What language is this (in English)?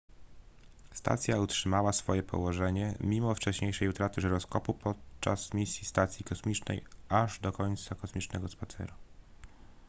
Polish